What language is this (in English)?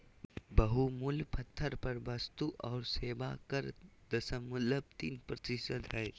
Magahi